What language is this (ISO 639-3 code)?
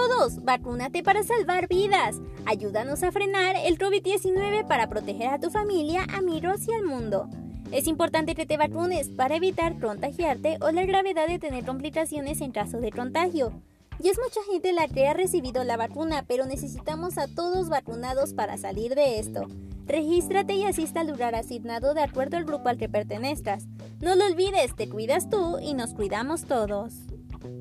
spa